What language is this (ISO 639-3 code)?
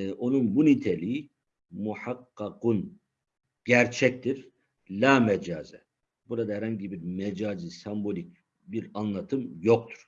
tur